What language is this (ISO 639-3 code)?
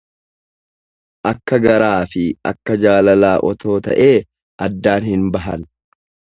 orm